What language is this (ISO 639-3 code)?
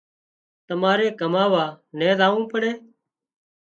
kxp